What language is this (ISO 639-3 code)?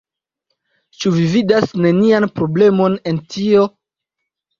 epo